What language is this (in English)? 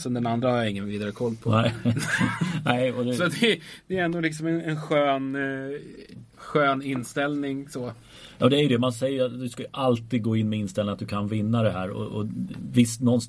Swedish